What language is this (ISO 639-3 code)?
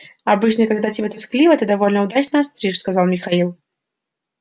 rus